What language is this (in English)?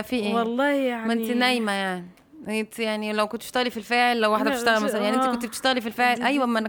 Arabic